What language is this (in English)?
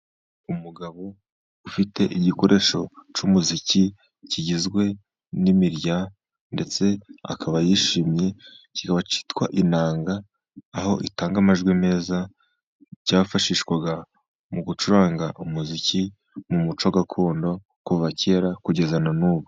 Kinyarwanda